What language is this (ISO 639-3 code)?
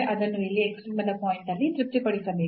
kan